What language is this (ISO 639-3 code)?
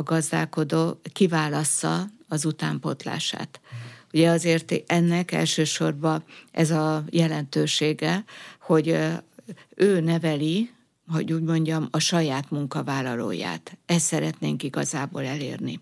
hun